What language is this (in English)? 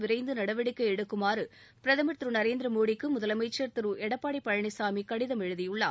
Tamil